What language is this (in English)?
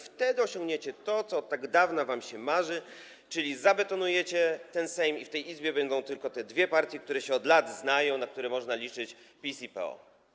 Polish